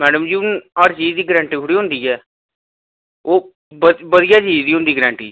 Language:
Dogri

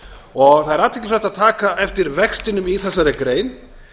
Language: Icelandic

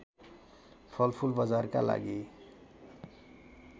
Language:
Nepali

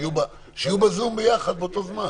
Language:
Hebrew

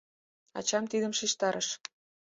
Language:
Mari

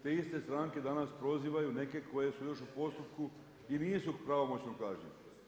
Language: Croatian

